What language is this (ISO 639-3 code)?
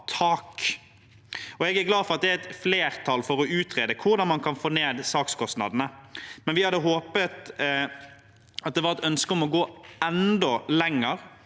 nor